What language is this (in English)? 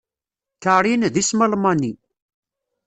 Kabyle